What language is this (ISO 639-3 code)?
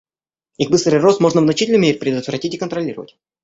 rus